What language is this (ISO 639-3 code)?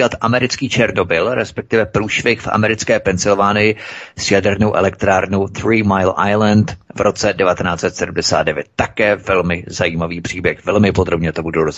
ces